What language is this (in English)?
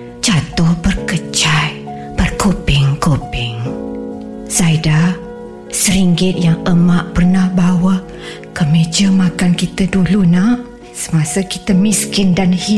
Malay